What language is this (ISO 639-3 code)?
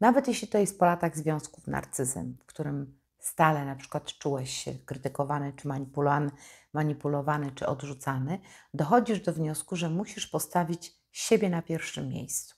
pol